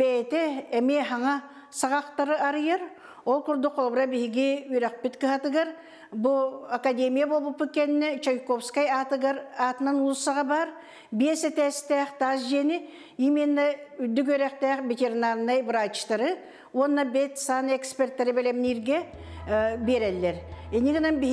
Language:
Turkish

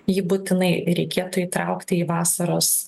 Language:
Lithuanian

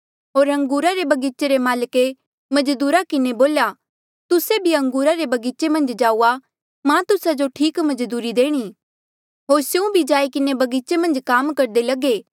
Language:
Mandeali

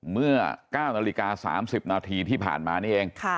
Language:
Thai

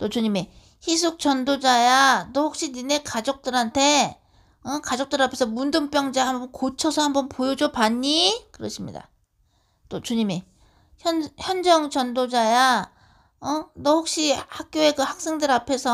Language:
Korean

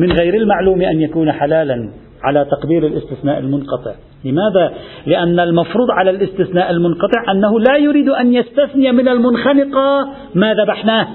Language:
Arabic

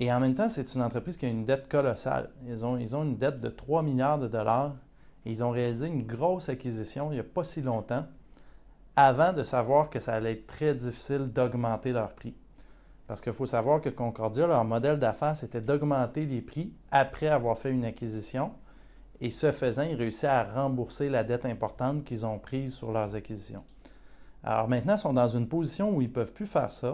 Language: French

